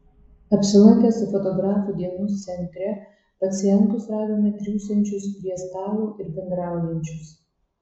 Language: Lithuanian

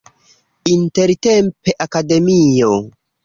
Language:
Esperanto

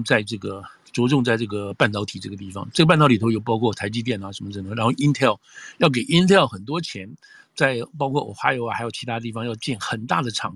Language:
Chinese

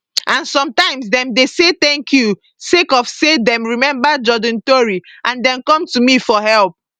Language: Nigerian Pidgin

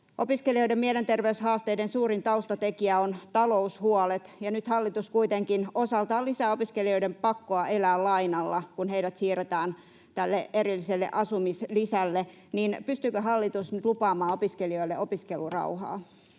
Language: Finnish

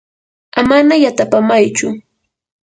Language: Yanahuanca Pasco Quechua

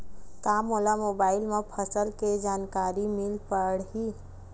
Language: Chhattisgarhi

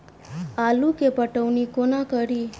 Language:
Maithili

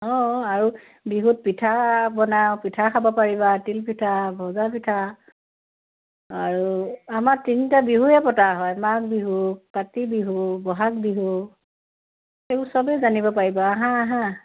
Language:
Assamese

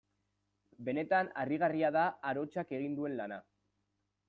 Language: Basque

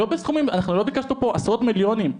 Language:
Hebrew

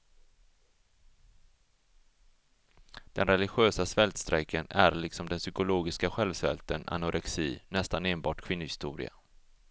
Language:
Swedish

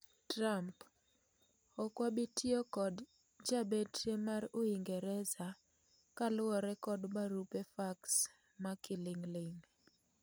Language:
Luo (Kenya and Tanzania)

